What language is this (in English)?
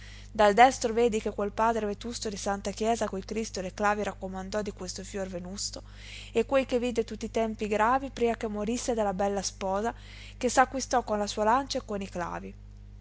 Italian